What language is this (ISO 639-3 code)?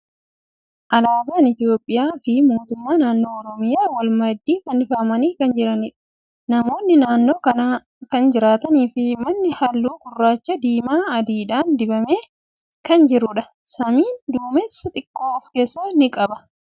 orm